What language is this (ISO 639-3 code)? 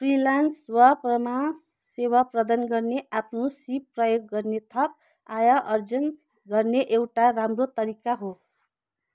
nep